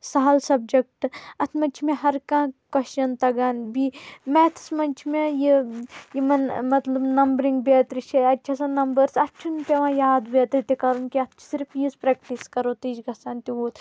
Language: Kashmiri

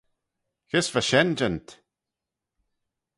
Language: Manx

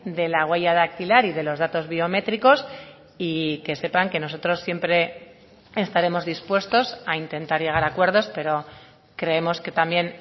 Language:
Spanish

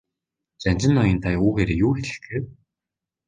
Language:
Mongolian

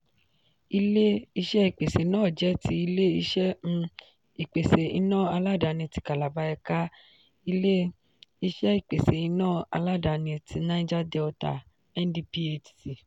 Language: Yoruba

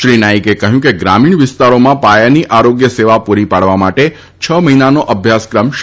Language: Gujarati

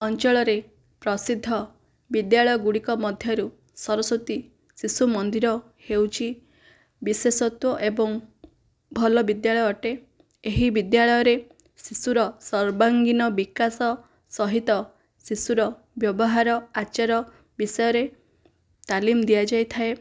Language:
Odia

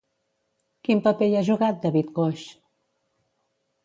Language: Catalan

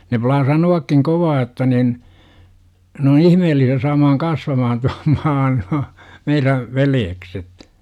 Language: Finnish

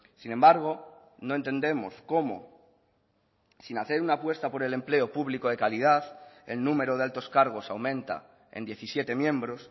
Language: Spanish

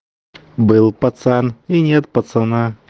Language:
Russian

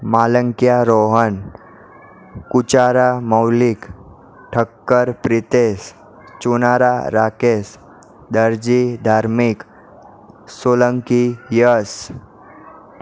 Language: Gujarati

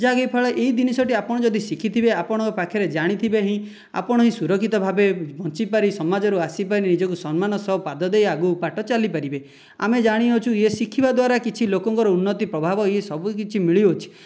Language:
Odia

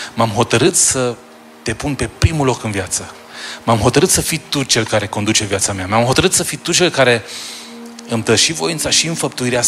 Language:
Romanian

